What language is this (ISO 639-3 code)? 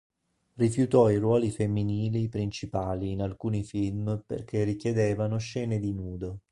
ita